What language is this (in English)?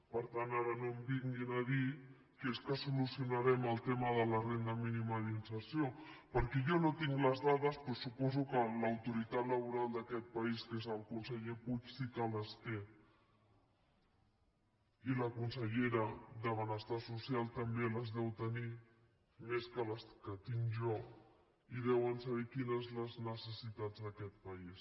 Catalan